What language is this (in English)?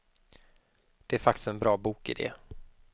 Swedish